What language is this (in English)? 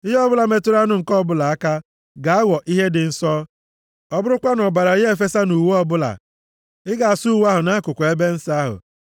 Igbo